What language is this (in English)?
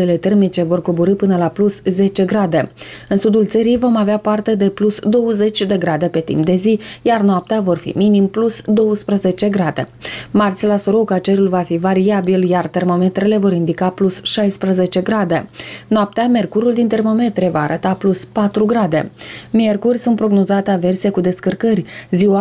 Romanian